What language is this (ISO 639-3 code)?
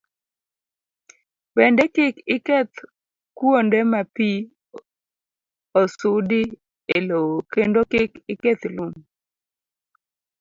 luo